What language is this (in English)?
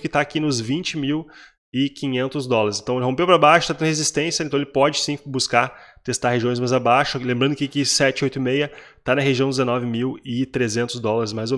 Portuguese